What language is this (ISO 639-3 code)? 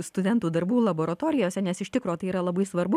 lit